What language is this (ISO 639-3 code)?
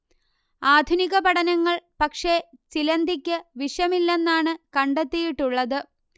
mal